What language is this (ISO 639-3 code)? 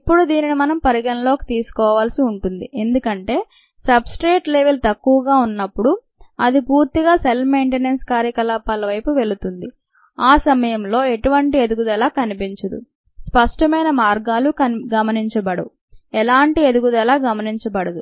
tel